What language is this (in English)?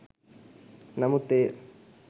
Sinhala